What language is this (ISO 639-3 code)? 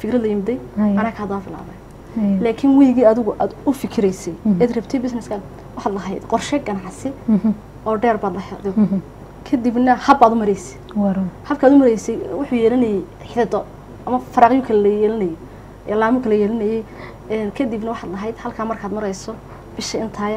ara